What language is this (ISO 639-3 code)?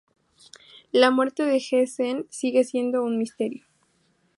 spa